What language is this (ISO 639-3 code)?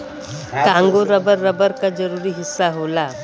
bho